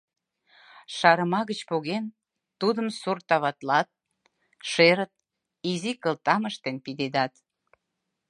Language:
Mari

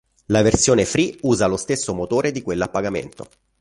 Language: Italian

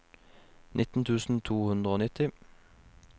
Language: Norwegian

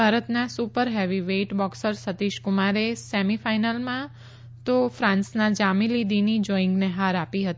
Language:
Gujarati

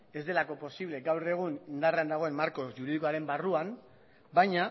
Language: Basque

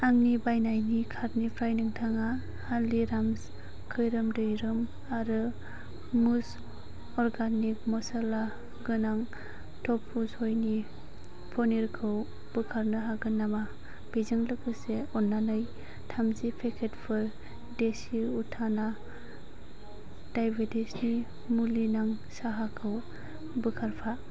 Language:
Bodo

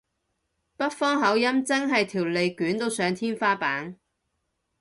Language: Cantonese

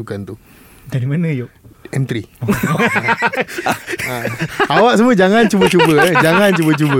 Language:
Malay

